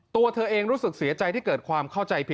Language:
Thai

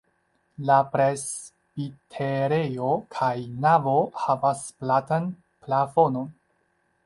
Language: Esperanto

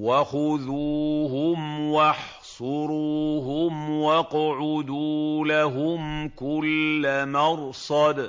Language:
Arabic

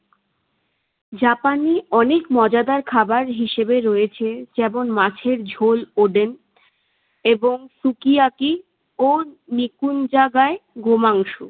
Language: Bangla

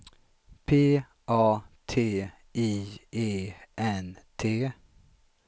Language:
Swedish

